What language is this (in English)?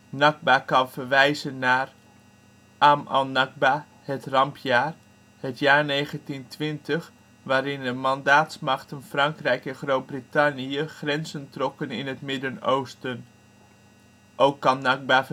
Dutch